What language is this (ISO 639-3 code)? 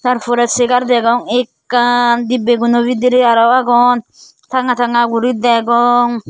ccp